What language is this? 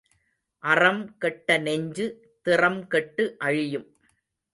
Tamil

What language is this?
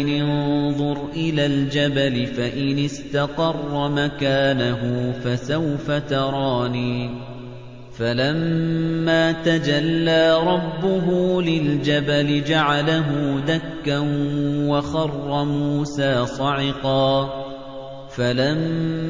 Arabic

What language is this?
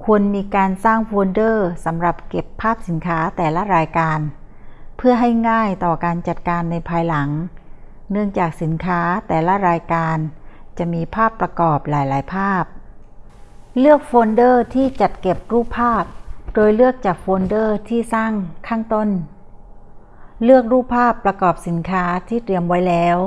Thai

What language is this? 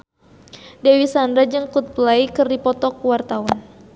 Sundanese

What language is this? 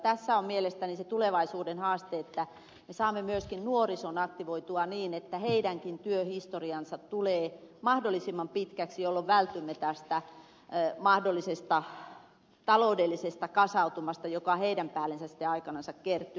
Finnish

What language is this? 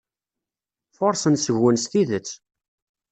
Kabyle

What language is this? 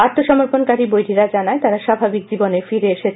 Bangla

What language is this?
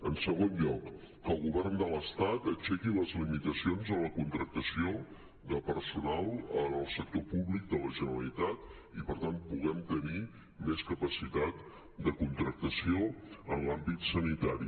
Catalan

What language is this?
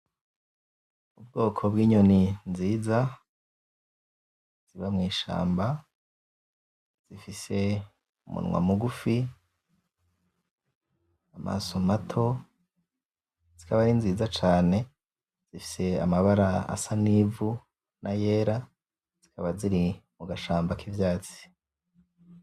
Rundi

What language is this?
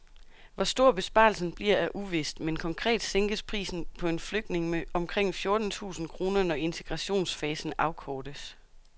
Danish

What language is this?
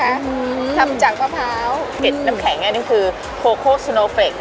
Thai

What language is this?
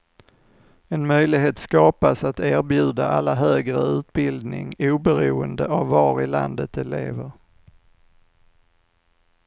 Swedish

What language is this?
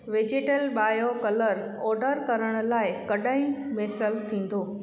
Sindhi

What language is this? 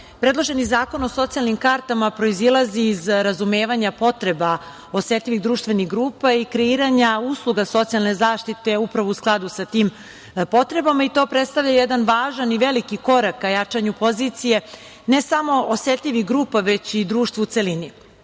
Serbian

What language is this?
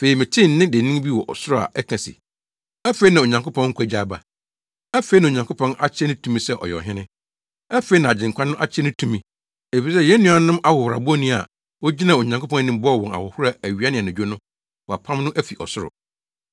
Akan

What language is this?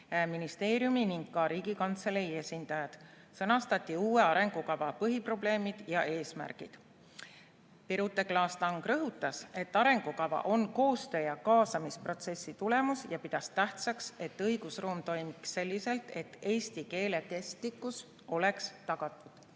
Estonian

